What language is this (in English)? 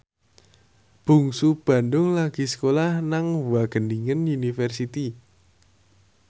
Javanese